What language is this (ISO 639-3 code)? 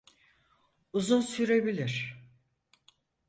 tur